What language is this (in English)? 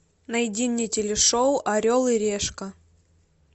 Russian